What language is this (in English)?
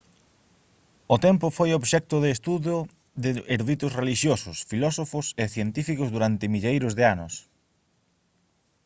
Galician